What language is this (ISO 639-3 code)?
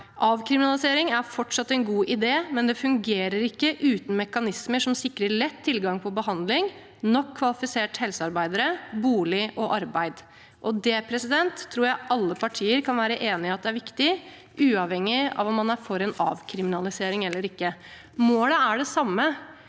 nor